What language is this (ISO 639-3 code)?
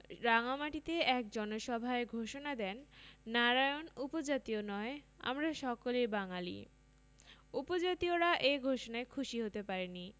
ben